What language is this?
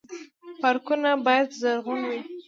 Pashto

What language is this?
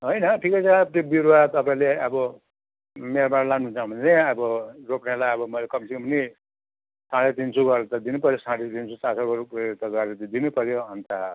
Nepali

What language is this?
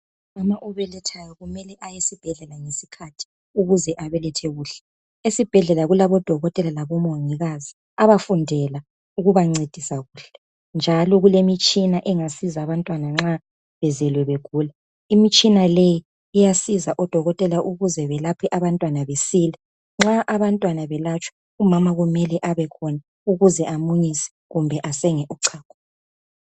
North Ndebele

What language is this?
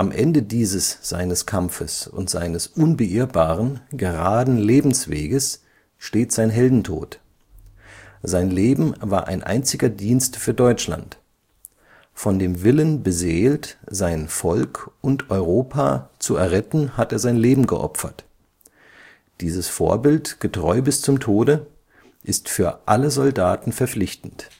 German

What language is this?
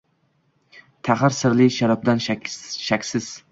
Uzbek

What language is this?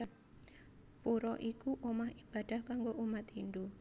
Javanese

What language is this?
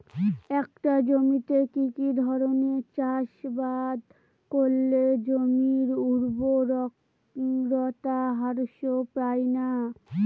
Bangla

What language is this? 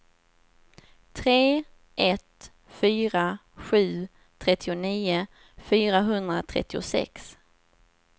Swedish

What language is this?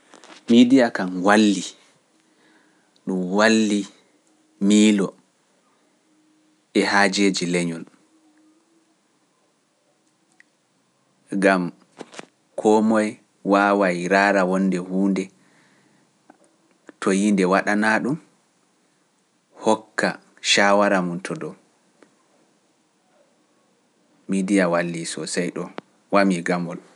Pular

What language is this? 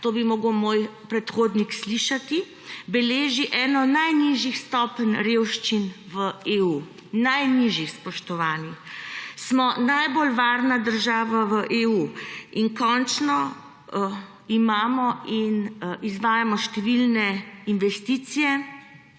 Slovenian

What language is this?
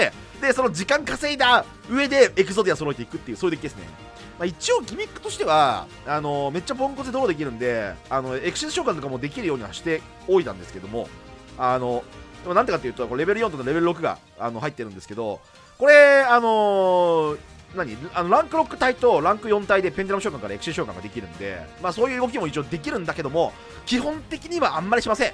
Japanese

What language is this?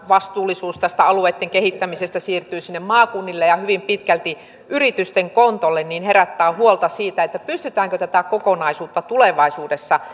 Finnish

